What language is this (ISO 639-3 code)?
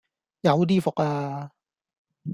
yue